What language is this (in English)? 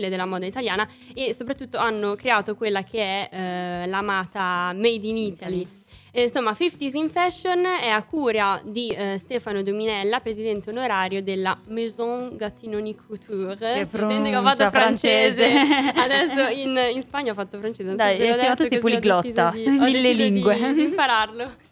Italian